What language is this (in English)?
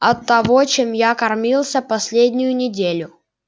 Russian